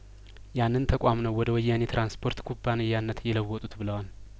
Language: Amharic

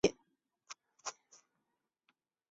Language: Chinese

